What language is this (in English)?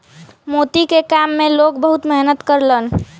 Bhojpuri